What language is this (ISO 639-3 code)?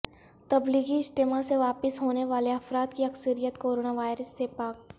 urd